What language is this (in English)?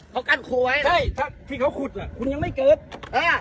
Thai